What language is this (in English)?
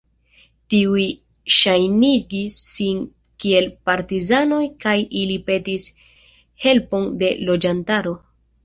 Esperanto